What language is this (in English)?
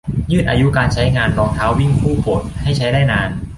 Thai